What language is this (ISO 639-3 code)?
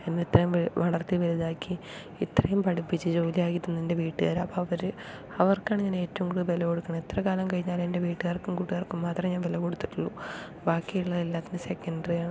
mal